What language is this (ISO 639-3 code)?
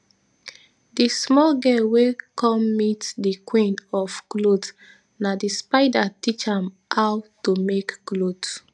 pcm